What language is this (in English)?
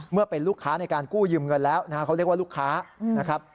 Thai